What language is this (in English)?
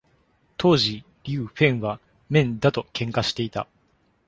Japanese